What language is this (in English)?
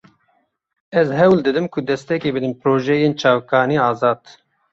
Kurdish